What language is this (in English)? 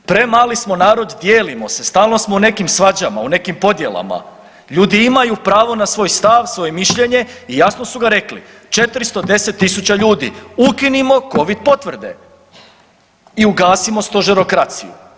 Croatian